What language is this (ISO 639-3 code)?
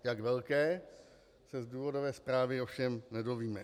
ces